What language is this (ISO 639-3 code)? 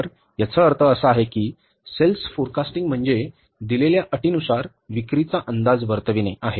mar